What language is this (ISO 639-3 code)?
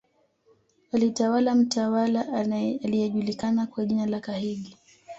swa